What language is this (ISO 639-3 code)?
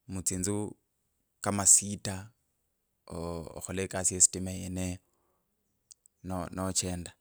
lkb